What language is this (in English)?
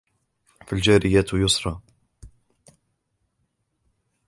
Arabic